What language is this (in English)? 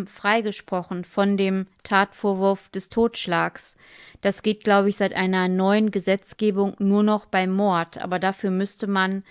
German